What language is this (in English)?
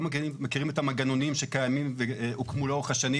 Hebrew